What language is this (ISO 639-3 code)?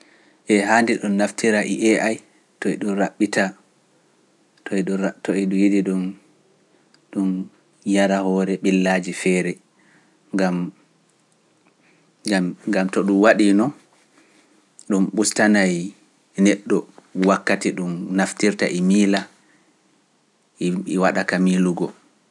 fuf